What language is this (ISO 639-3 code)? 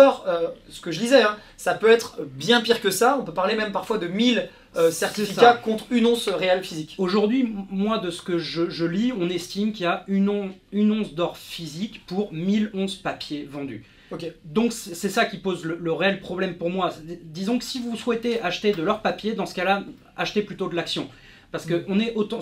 fra